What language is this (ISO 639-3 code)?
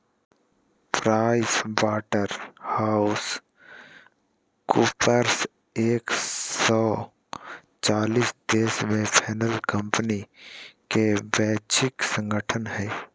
mag